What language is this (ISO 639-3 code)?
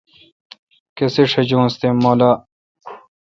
xka